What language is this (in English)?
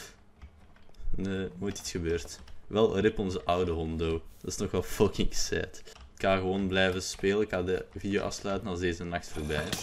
Dutch